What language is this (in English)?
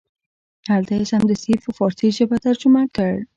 Pashto